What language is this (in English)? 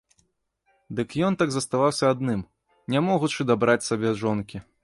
Belarusian